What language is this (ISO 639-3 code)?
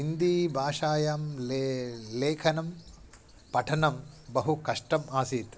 san